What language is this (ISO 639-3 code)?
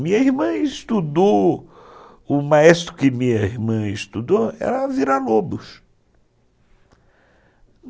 por